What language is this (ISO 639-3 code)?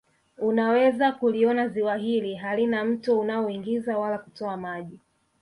swa